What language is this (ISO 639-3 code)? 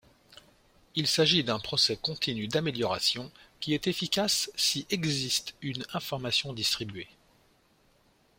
fra